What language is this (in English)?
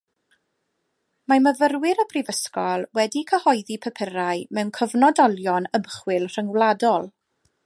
Welsh